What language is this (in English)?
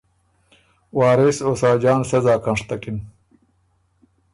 Ormuri